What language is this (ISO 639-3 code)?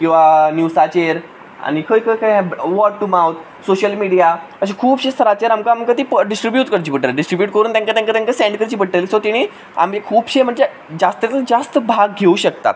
kok